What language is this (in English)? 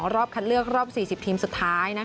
Thai